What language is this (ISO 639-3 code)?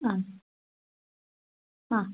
san